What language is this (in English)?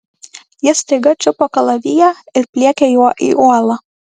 Lithuanian